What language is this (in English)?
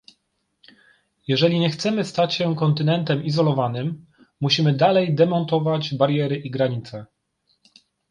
Polish